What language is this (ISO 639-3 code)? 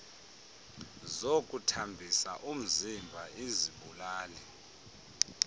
xho